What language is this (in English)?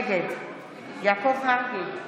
Hebrew